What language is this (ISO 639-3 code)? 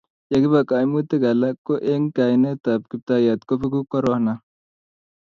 kln